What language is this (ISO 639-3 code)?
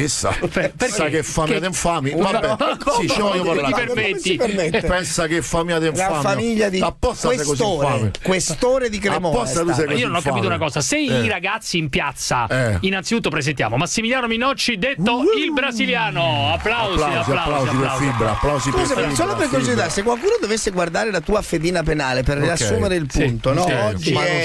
ita